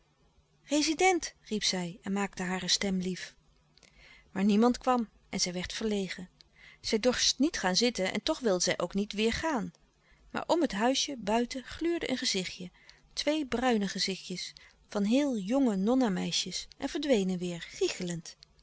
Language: Dutch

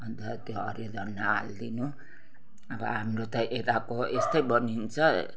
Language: Nepali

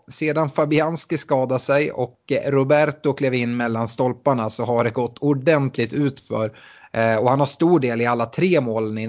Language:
Swedish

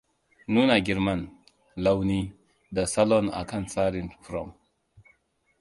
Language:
Hausa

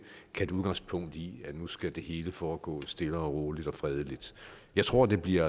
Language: Danish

